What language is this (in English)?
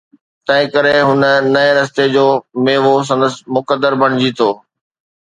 Sindhi